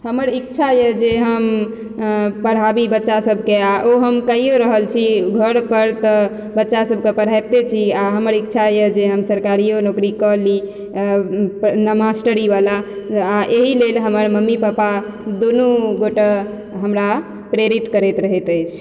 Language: Maithili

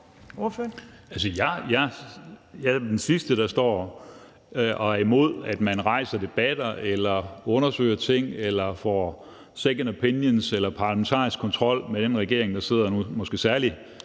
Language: Danish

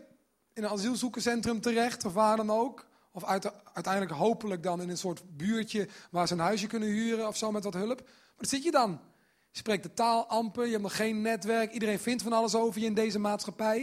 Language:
Dutch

